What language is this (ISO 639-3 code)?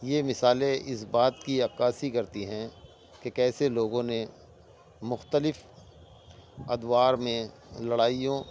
urd